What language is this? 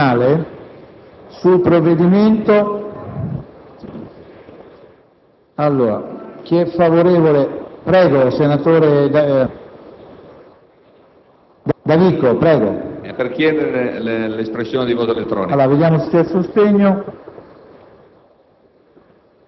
Italian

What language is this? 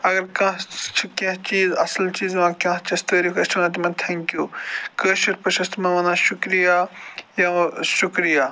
Kashmiri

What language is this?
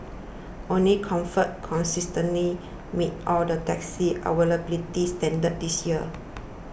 English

